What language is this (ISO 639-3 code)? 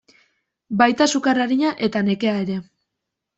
eus